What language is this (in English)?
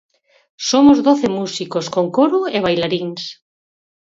Galician